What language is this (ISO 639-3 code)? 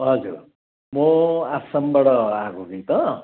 nep